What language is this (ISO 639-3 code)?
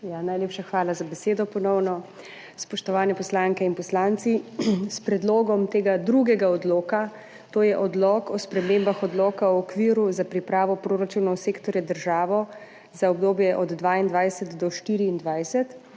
slv